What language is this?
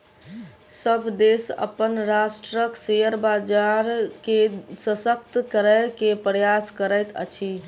Maithili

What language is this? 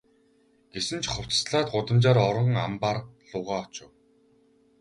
Mongolian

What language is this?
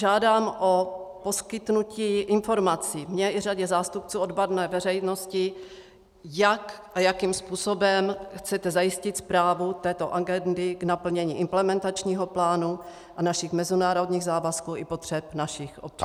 Czech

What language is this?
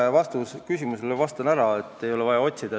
Estonian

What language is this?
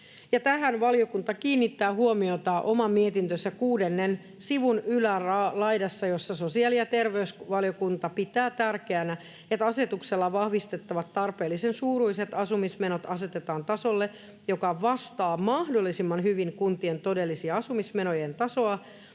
Finnish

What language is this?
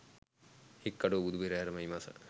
Sinhala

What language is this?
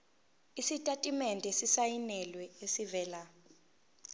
Zulu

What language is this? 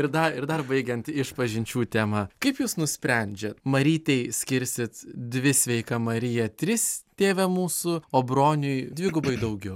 Lithuanian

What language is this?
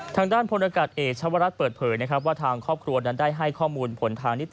Thai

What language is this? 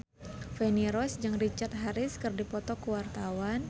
Sundanese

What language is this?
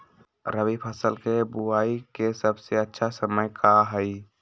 Magahi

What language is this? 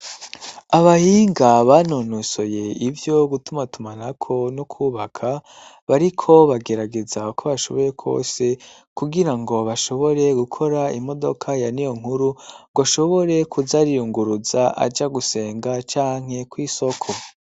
Rundi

